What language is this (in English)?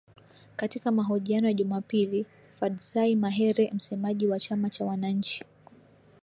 Swahili